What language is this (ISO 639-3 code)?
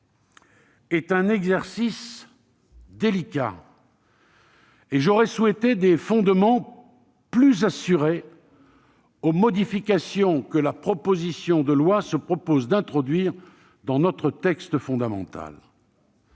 fra